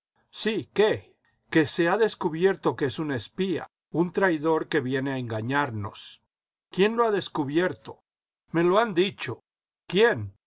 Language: Spanish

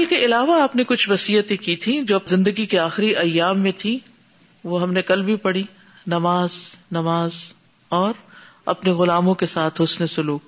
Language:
Urdu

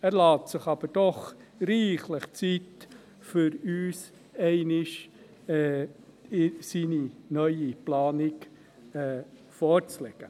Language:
Swiss German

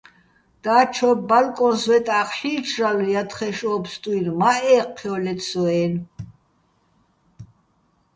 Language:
Bats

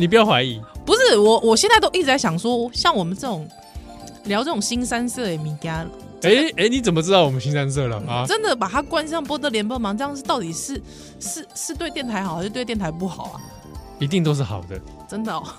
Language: Chinese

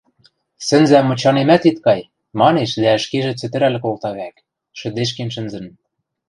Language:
Western Mari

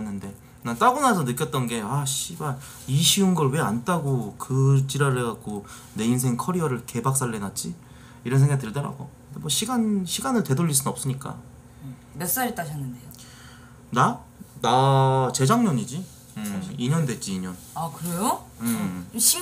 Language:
Korean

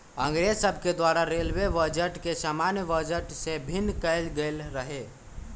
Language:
Magahi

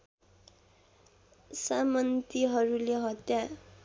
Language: Nepali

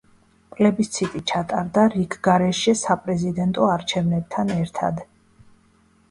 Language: Georgian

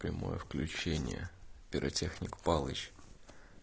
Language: Russian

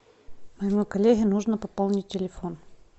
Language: Russian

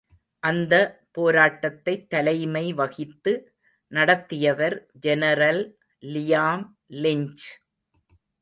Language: Tamil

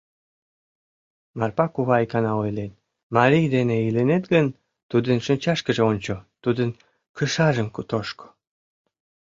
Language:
Mari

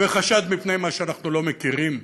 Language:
Hebrew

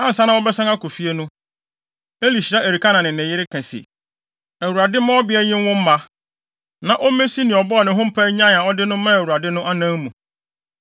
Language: Akan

